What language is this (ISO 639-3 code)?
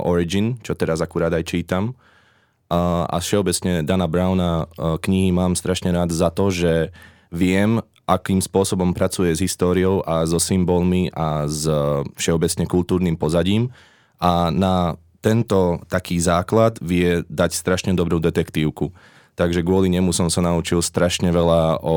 slk